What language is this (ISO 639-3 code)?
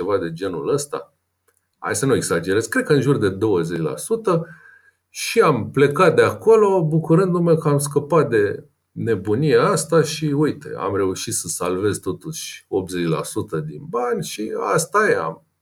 ron